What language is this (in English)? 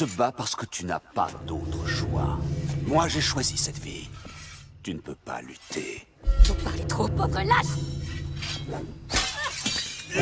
French